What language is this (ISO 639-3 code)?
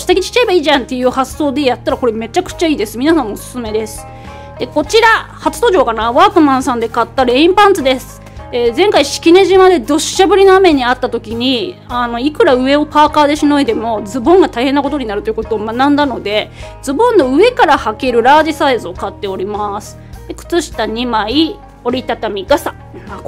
jpn